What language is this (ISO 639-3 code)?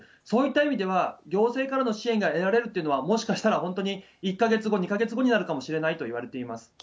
jpn